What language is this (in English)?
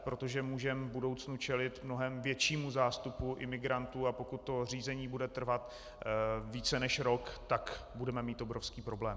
Czech